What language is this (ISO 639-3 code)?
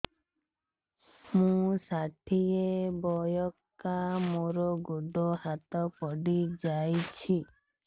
ori